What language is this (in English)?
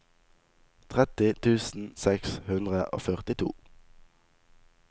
Norwegian